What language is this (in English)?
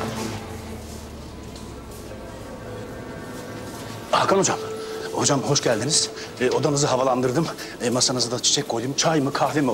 Turkish